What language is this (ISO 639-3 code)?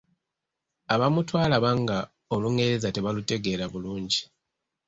lug